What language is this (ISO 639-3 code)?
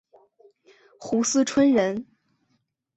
zho